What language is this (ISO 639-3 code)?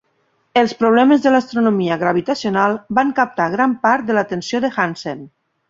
cat